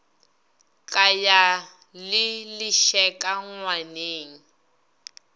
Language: Northern Sotho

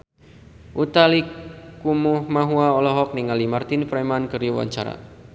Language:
Sundanese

